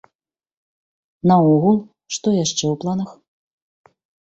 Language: Belarusian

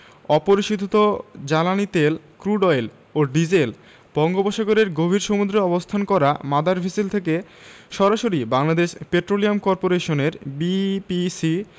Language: Bangla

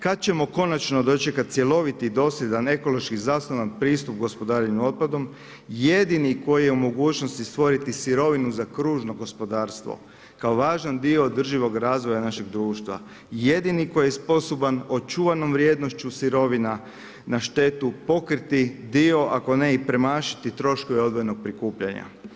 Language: Croatian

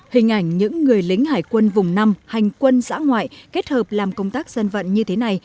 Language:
Vietnamese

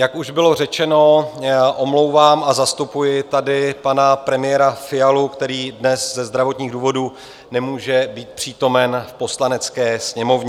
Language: Czech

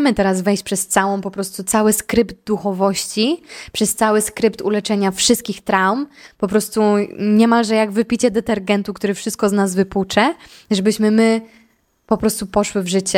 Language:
Polish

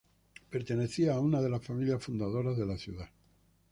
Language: Spanish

